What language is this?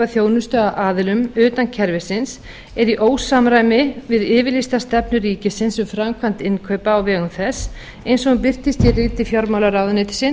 Icelandic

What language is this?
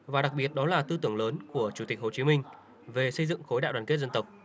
Vietnamese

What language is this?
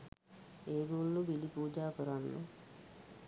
Sinhala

